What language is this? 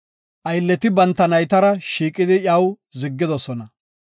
Gofa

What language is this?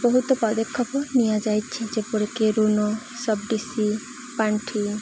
Odia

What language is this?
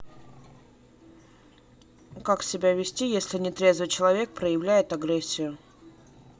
Russian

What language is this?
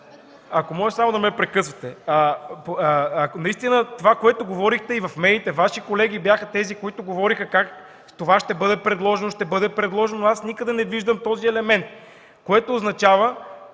Bulgarian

